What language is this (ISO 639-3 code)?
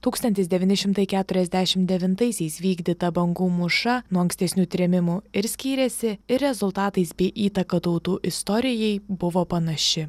lit